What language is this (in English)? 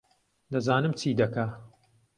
Central Kurdish